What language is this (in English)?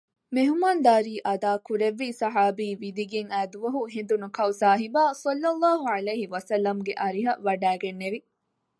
Divehi